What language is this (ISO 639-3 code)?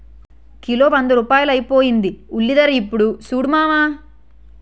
tel